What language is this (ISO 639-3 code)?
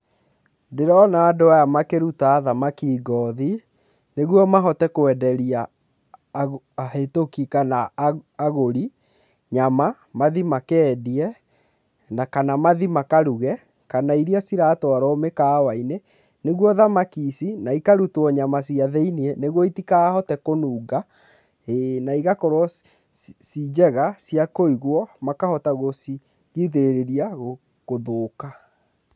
kik